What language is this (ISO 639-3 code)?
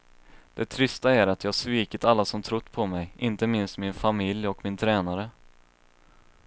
swe